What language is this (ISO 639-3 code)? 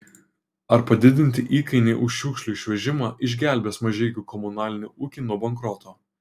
lit